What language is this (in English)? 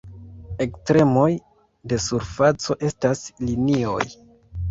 Esperanto